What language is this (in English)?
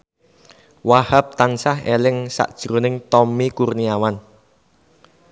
Javanese